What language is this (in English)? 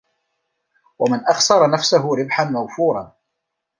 Arabic